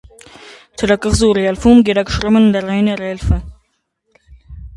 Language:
Armenian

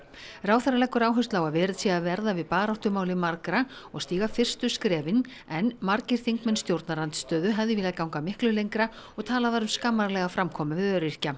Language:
Icelandic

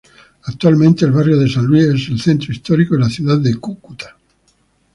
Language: Spanish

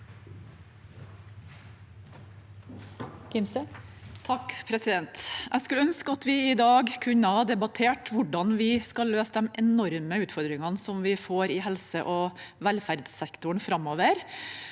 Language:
Norwegian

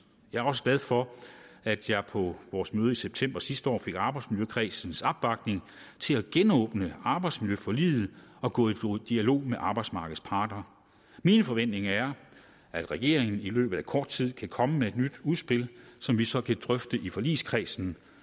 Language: Danish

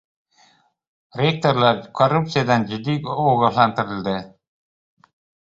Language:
Uzbek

